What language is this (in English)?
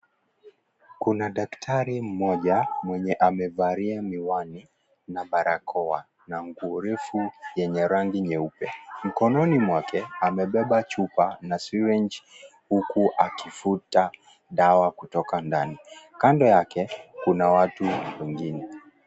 Swahili